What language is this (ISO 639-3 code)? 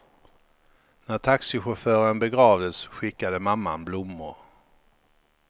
swe